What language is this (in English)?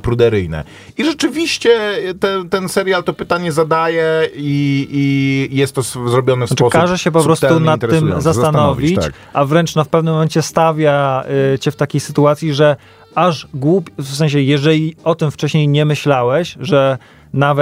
Polish